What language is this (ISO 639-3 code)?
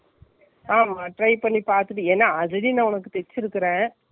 tam